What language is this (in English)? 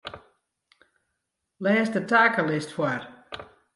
Western Frisian